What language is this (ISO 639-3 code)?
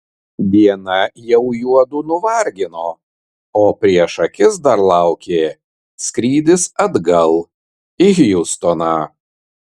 lit